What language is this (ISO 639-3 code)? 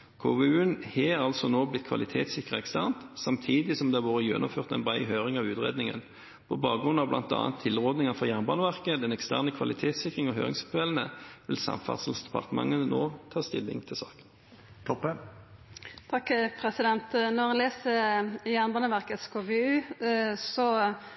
nno